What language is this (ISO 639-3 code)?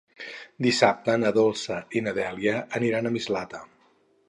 cat